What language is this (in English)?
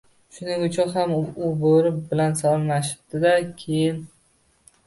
Uzbek